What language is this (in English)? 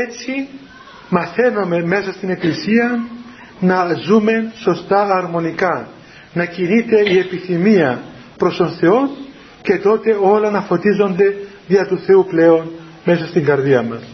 Greek